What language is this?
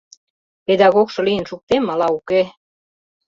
Mari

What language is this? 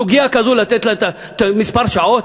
Hebrew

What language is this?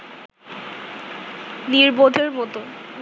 Bangla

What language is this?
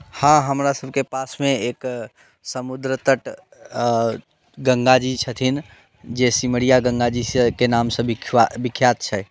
Maithili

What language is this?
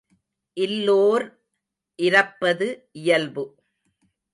Tamil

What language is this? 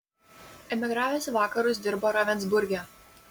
Lithuanian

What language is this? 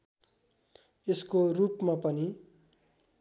Nepali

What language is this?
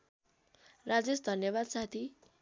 Nepali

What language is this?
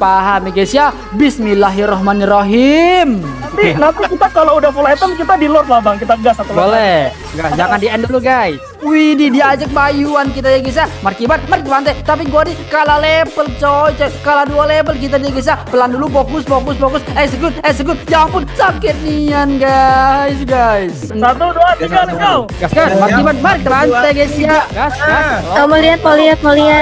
Indonesian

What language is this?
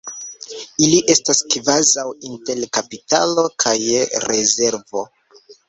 Esperanto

